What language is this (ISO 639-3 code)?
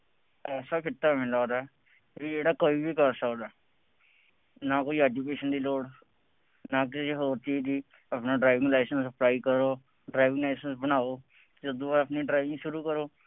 pan